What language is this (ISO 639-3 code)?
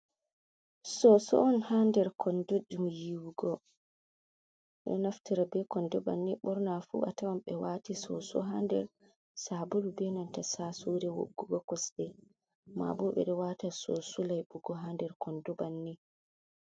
ful